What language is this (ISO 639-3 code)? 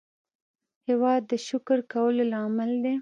pus